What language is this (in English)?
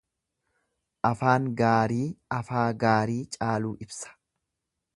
Oromo